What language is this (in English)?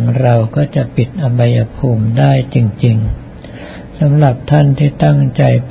Thai